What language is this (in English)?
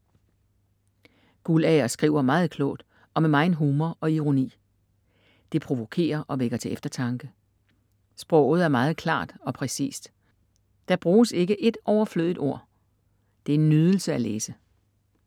Danish